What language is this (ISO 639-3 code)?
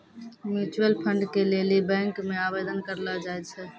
mai